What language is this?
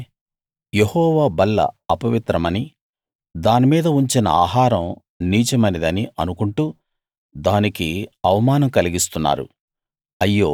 Telugu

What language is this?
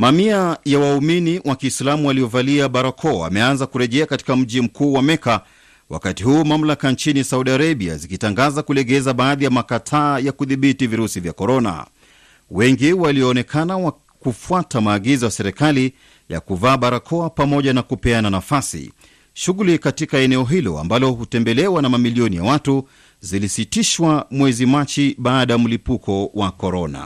Swahili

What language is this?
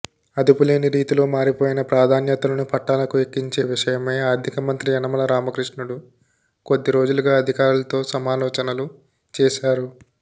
Telugu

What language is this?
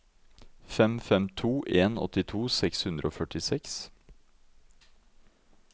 Norwegian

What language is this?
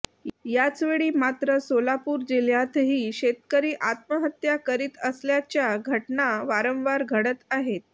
Marathi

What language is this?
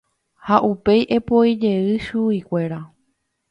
Guarani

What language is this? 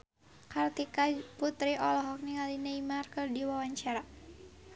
Sundanese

